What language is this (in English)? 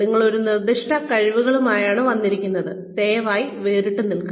Malayalam